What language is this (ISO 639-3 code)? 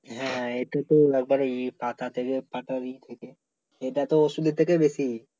ben